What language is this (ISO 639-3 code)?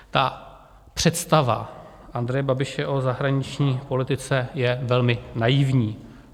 ces